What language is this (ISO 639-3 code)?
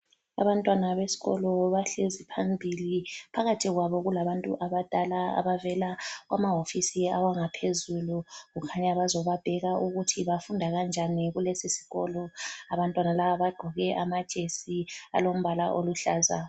nde